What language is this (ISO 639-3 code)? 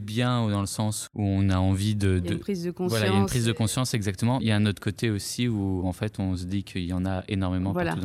fra